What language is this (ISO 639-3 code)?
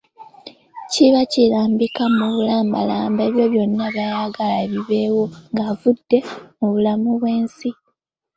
lug